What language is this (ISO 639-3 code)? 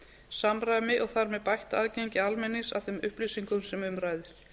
isl